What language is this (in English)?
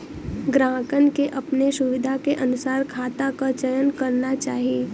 Bhojpuri